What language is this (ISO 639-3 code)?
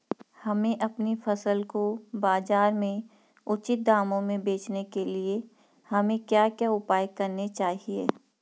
hin